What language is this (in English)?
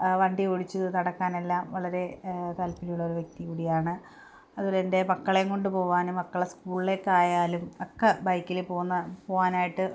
Malayalam